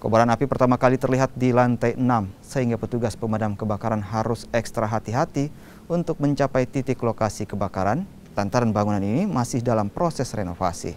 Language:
Indonesian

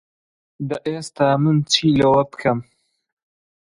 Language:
Central Kurdish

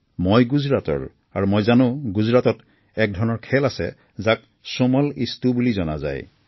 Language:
Assamese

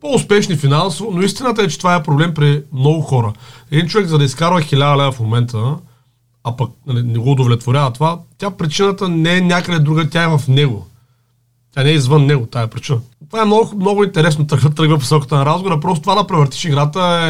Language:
Bulgarian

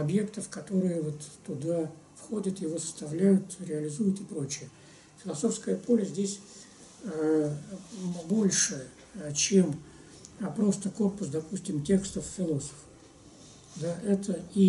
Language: Russian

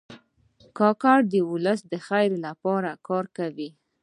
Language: Pashto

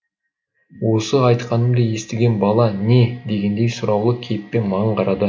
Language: Kazakh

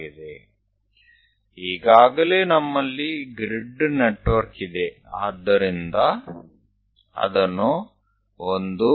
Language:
Gujarati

